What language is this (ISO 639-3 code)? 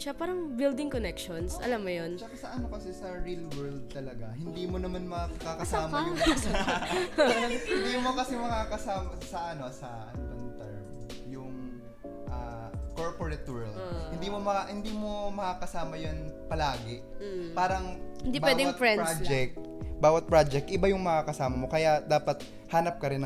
fil